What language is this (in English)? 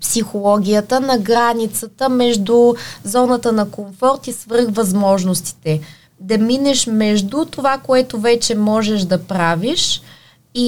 Bulgarian